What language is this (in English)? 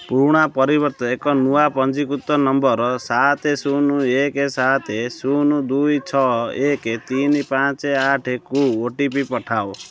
Odia